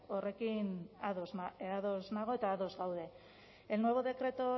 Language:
Basque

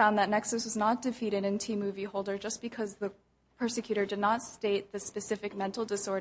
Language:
English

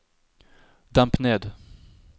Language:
Norwegian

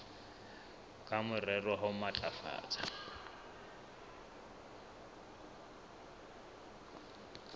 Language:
Southern Sotho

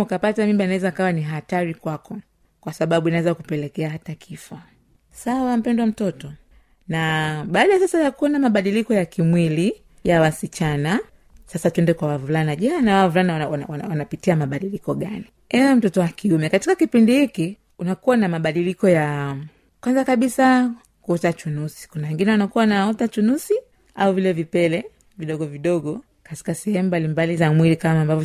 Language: Swahili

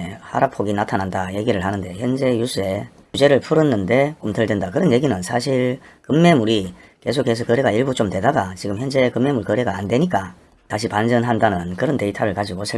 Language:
Korean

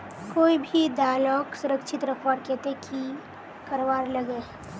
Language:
Magahi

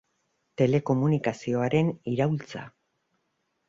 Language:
Basque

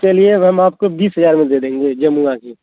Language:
Hindi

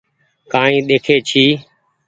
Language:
Goaria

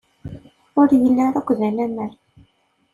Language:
Kabyle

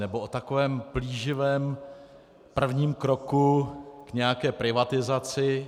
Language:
Czech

